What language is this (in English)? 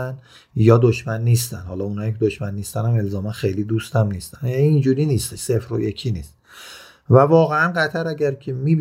Persian